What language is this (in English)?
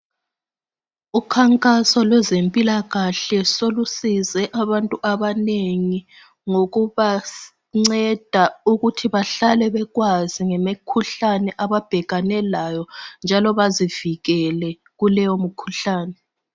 North Ndebele